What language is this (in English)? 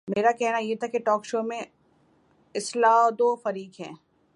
Urdu